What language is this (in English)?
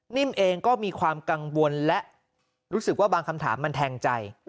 Thai